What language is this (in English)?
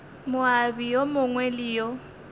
Northern Sotho